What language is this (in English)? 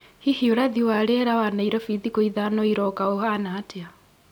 Kikuyu